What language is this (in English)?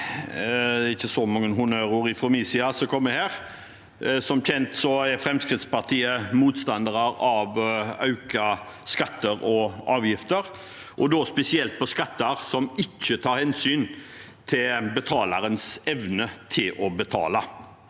Norwegian